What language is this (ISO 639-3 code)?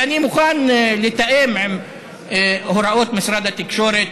heb